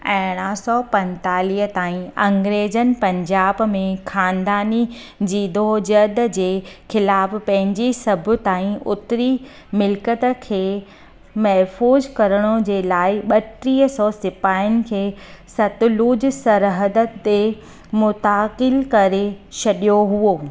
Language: Sindhi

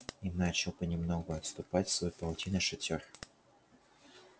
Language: Russian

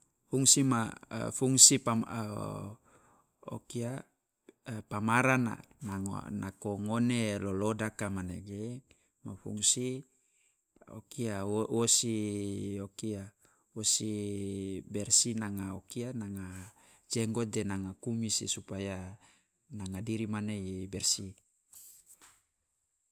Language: Loloda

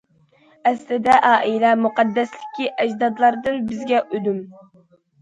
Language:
Uyghur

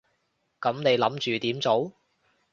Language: Cantonese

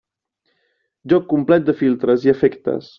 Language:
Catalan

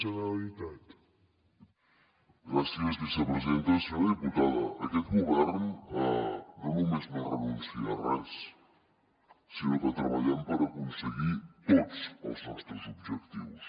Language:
Catalan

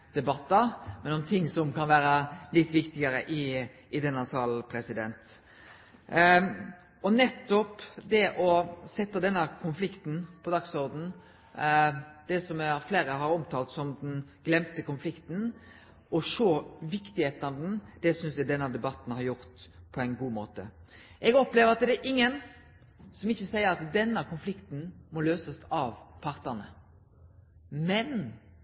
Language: Norwegian Nynorsk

